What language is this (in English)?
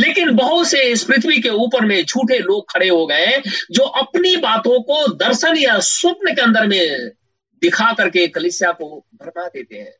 Hindi